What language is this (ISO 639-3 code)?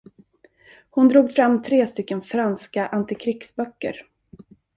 swe